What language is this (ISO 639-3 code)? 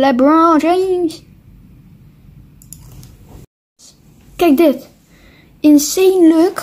nld